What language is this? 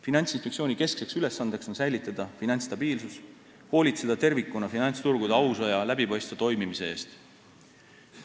Estonian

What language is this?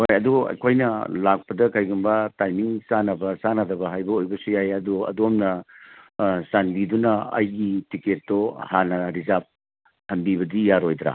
Manipuri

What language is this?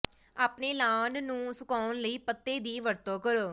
Punjabi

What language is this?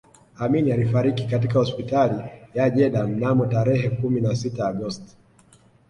Swahili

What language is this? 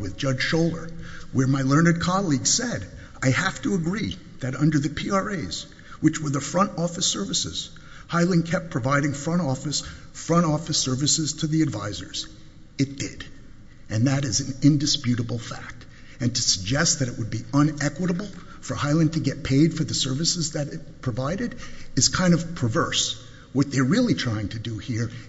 English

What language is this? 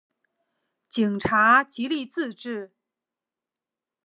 Chinese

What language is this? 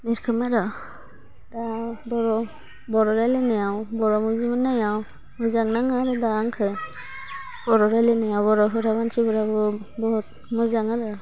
Bodo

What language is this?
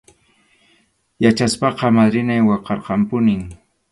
Arequipa-La Unión Quechua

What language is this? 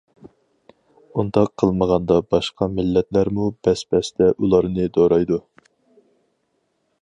Uyghur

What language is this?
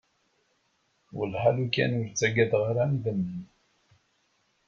Kabyle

